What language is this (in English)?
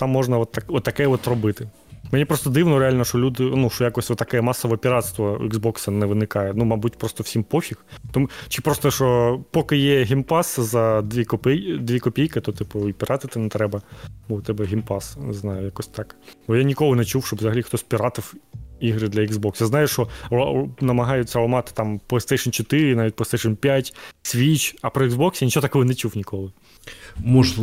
Ukrainian